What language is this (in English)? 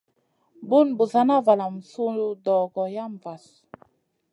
Masana